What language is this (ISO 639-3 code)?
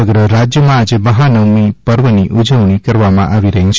guj